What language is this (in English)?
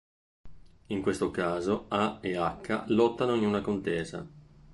Italian